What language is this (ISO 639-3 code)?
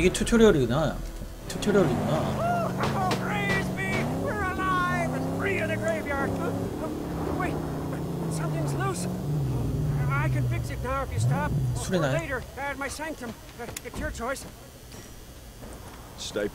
kor